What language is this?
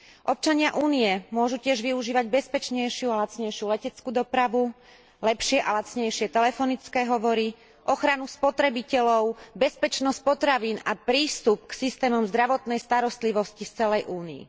Slovak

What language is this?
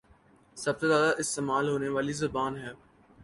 Urdu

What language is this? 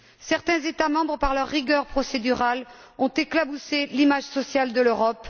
French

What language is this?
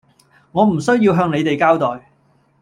Cantonese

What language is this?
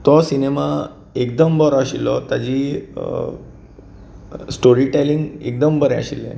Konkani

